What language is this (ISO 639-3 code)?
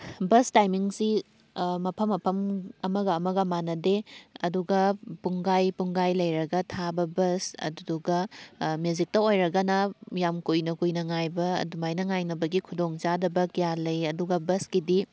mni